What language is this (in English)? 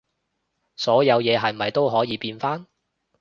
Cantonese